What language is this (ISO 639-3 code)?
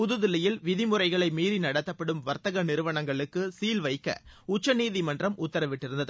tam